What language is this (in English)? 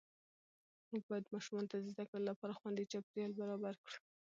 Pashto